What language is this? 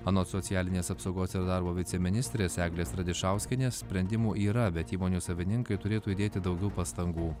Lithuanian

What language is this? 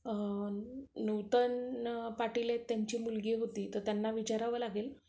Marathi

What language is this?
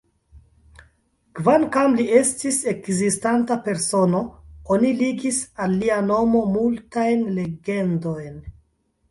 Esperanto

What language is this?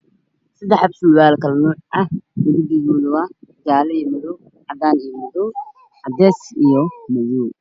Somali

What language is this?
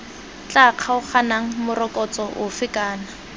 Tswana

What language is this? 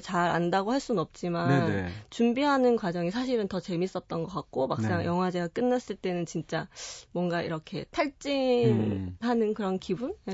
Korean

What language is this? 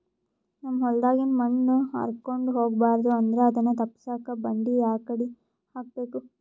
Kannada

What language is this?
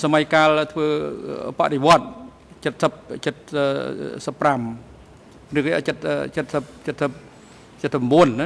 Thai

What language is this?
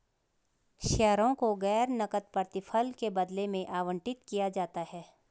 Hindi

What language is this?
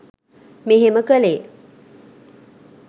Sinhala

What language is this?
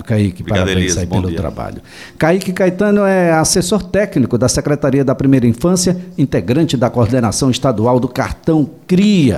Portuguese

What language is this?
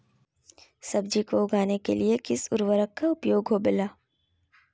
Magahi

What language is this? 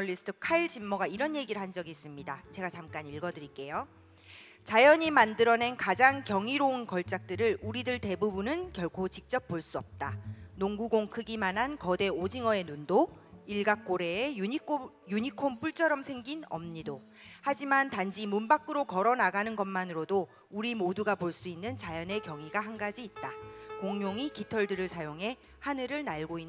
Korean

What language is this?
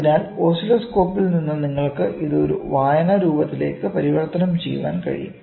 Malayalam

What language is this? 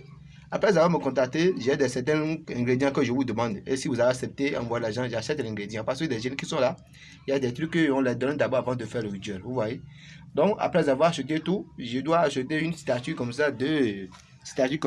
French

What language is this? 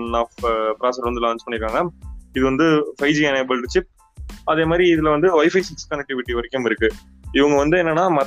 Tamil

